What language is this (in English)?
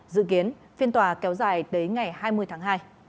Vietnamese